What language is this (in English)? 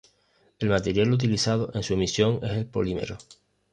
Spanish